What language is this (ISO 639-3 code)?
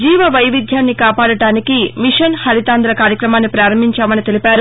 tel